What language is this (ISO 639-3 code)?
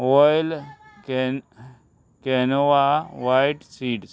kok